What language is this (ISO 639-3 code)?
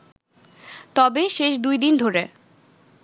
ben